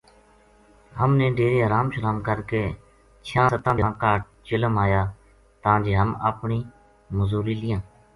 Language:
Gujari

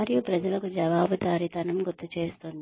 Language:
Telugu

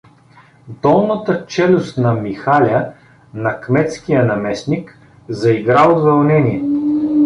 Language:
Bulgarian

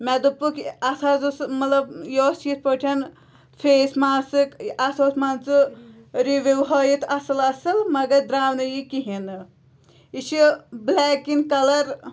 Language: Kashmiri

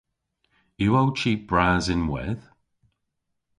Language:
Cornish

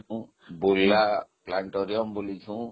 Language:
Odia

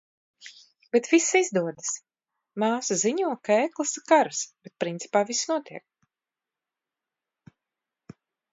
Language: Latvian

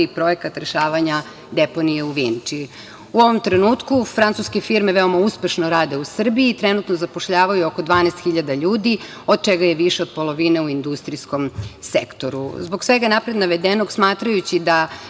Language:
Serbian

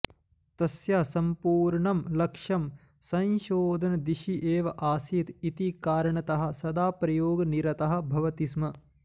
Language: Sanskrit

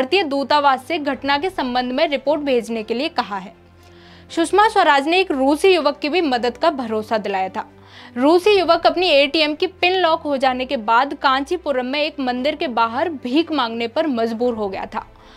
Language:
Hindi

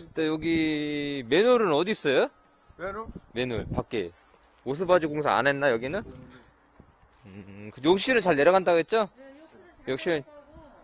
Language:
Korean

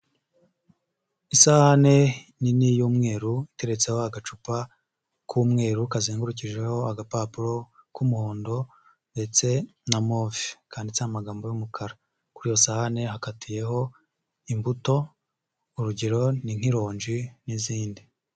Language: Kinyarwanda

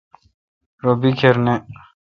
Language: Kalkoti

